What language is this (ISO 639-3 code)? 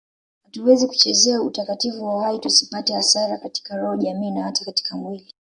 swa